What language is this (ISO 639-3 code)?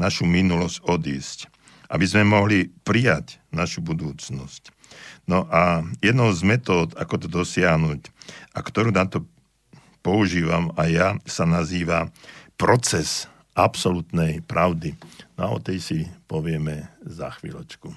slk